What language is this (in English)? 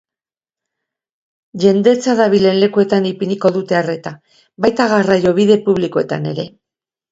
Basque